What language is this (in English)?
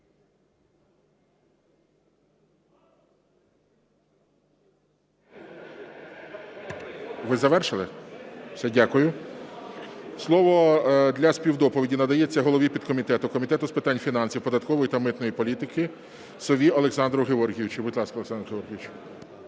Ukrainian